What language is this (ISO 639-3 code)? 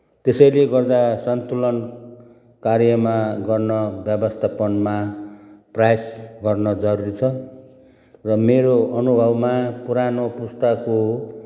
nep